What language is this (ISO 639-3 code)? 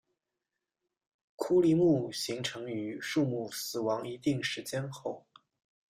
zho